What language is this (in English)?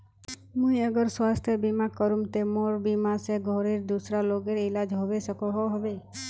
Magahi